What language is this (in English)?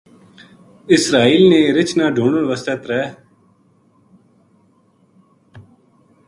Gujari